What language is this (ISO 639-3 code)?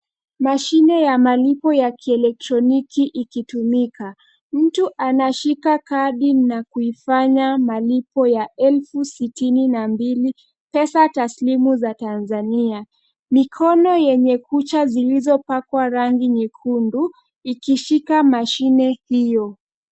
swa